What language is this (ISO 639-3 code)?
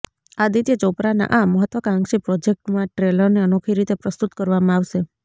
guj